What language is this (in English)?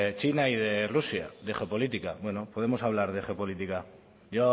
Spanish